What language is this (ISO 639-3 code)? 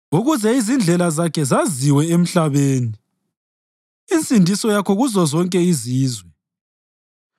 nde